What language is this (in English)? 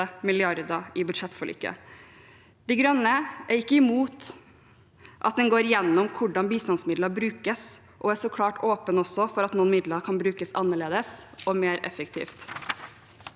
Norwegian